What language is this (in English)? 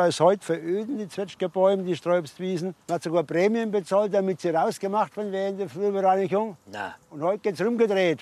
German